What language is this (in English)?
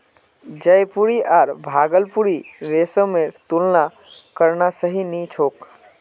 Magahi